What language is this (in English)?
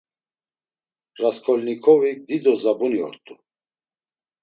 Laz